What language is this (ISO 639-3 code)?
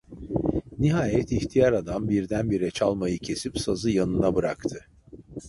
tur